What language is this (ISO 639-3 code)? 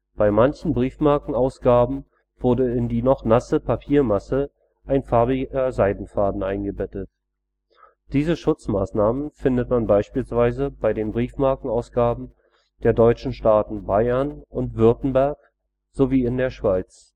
deu